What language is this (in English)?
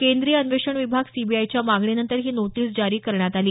Marathi